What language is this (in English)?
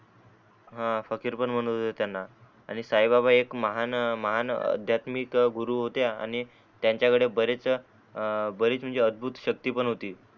Marathi